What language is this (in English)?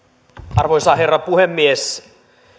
Finnish